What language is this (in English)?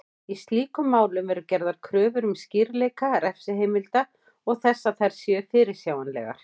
Icelandic